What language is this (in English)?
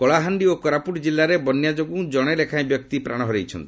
Odia